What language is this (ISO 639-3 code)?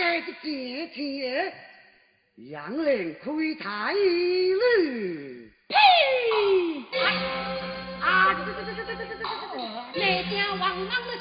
zho